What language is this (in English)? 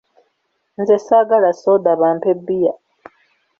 Ganda